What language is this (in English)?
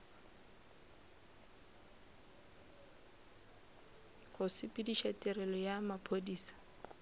Northern Sotho